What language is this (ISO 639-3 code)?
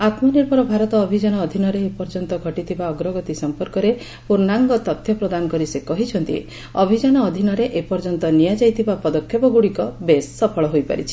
ori